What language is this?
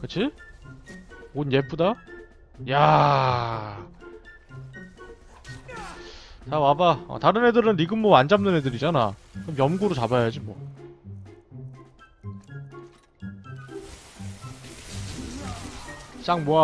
Korean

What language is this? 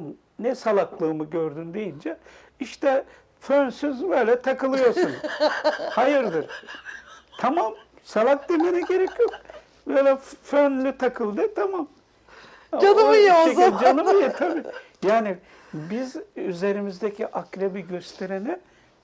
Turkish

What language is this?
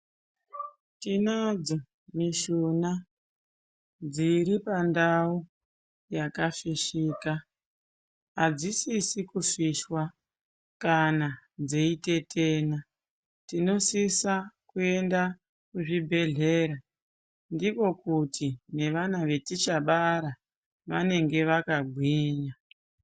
Ndau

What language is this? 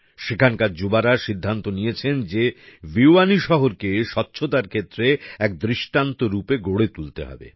Bangla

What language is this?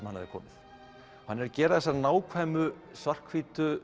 Icelandic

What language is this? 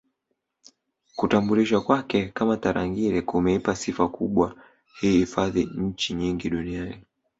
Swahili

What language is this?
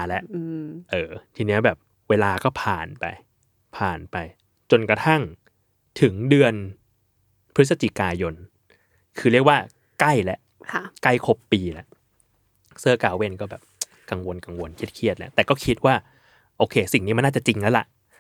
Thai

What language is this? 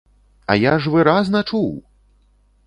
Belarusian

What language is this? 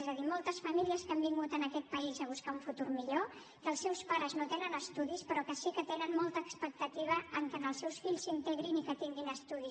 Catalan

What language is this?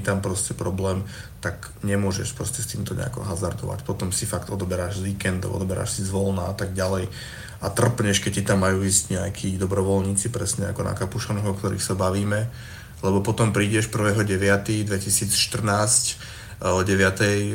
Slovak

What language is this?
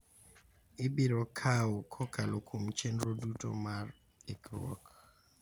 Luo (Kenya and Tanzania)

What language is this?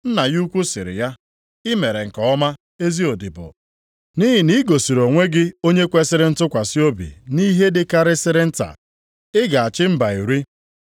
Igbo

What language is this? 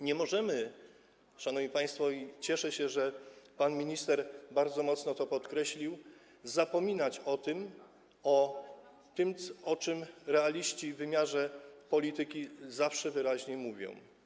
Polish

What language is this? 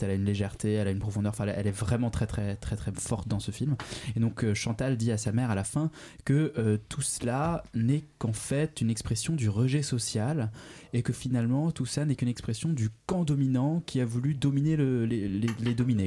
French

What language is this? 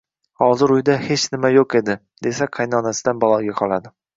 Uzbek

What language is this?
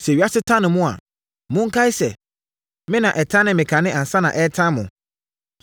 Akan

